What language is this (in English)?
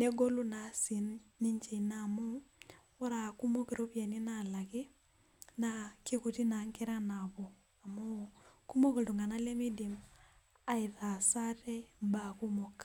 Masai